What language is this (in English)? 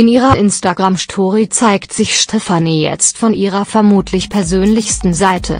German